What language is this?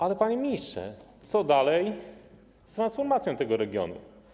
Polish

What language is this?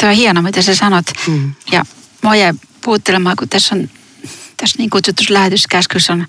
Finnish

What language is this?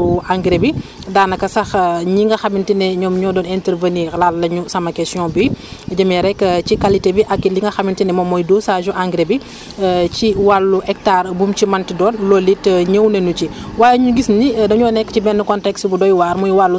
Wolof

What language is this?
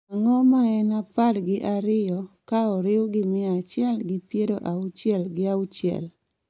Luo (Kenya and Tanzania)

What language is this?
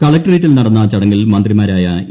Malayalam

